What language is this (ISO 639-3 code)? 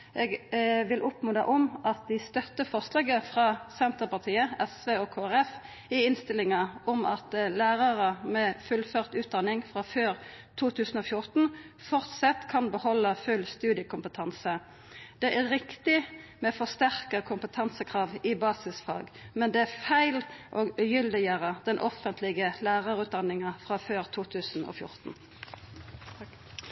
nno